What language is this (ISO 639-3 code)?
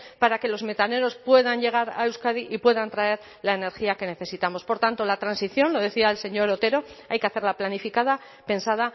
spa